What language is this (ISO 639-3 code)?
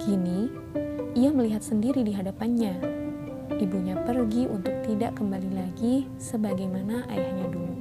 ind